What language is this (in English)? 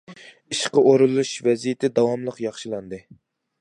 Uyghur